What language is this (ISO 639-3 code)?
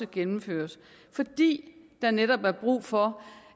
dan